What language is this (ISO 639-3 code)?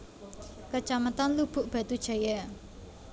jav